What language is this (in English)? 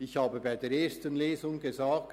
Swiss German